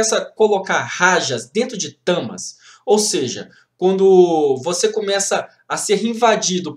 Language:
Portuguese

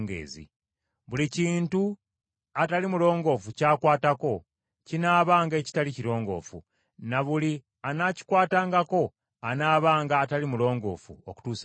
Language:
Ganda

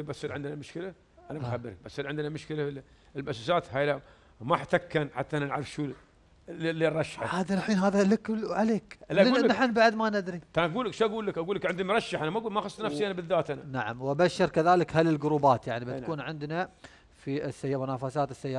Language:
Arabic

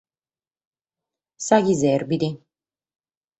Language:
Sardinian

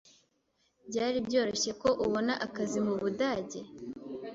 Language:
Kinyarwanda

